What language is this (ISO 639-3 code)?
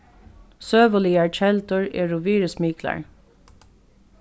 fao